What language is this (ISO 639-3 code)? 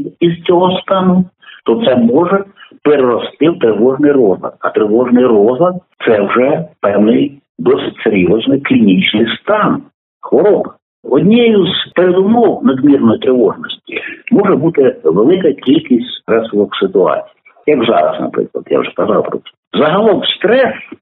ukr